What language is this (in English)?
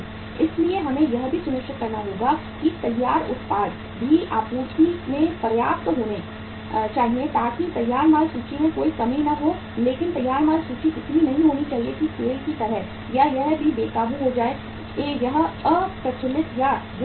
Hindi